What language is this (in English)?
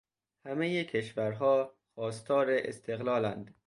Persian